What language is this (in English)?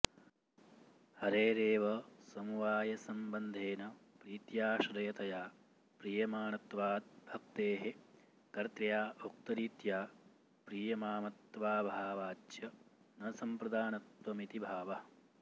Sanskrit